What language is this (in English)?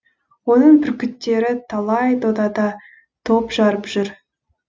Kazakh